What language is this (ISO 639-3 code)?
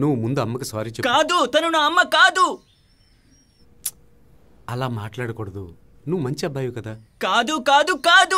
tel